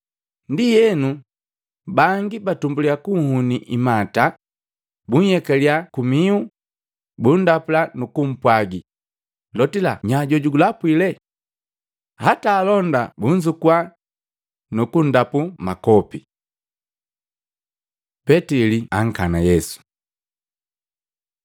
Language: Matengo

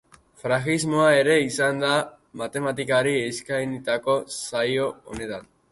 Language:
Basque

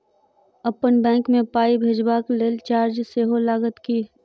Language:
Maithili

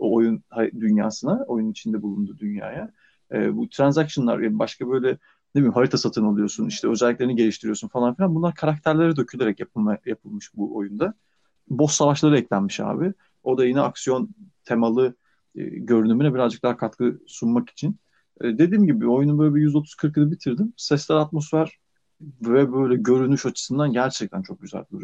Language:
Turkish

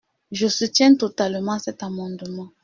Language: French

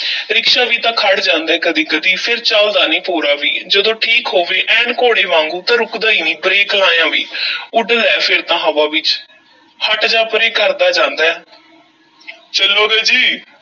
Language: Punjabi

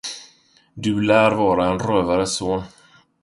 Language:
Swedish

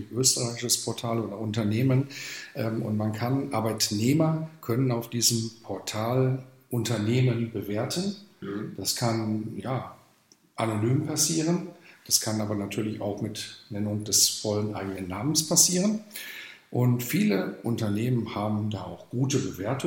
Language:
German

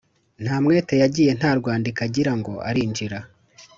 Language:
Kinyarwanda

